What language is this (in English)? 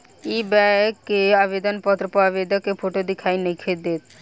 Bhojpuri